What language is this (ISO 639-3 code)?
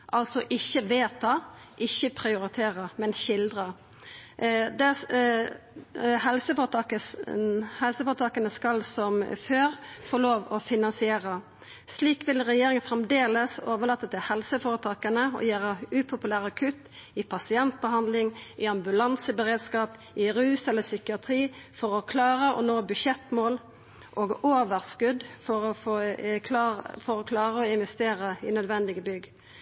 nno